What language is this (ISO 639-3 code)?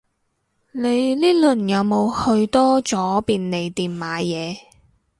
yue